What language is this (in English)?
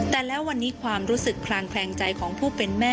Thai